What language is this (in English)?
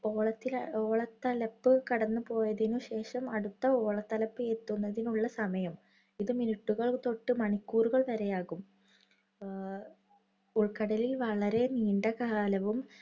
Malayalam